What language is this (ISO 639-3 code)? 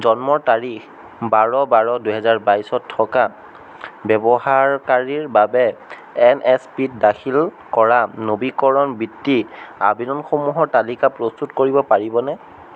asm